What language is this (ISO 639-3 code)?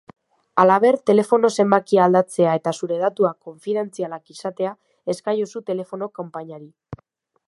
eus